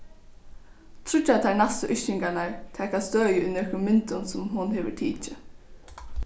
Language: Faroese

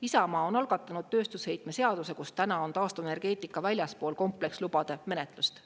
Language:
Estonian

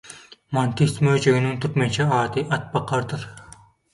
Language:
Turkmen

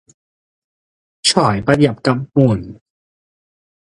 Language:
Cantonese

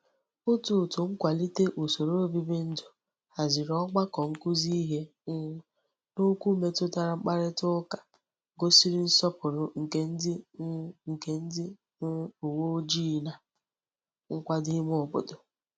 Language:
Igbo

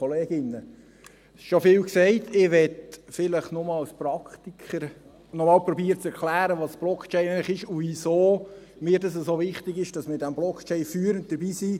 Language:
Swiss German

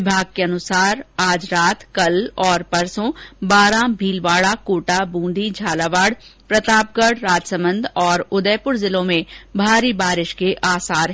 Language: Hindi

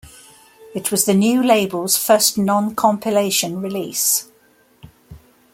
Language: English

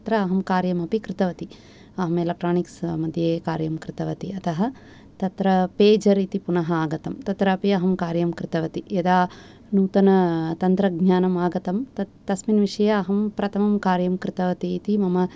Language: Sanskrit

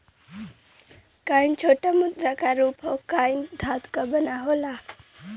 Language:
Bhojpuri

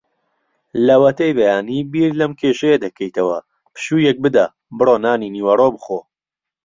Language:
Central Kurdish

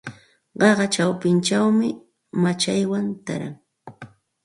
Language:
Santa Ana de Tusi Pasco Quechua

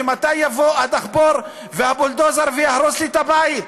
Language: Hebrew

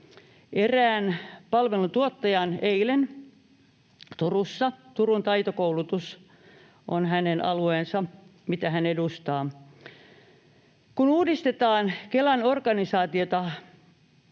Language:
Finnish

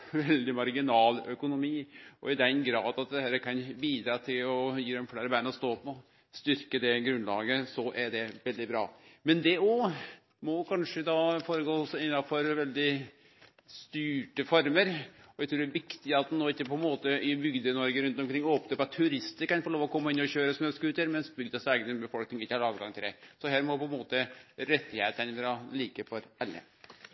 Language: Norwegian Nynorsk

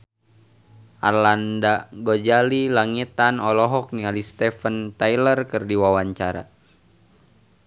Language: Sundanese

